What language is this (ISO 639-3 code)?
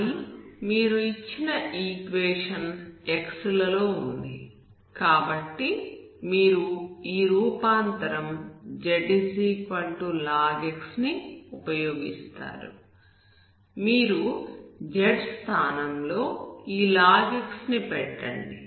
tel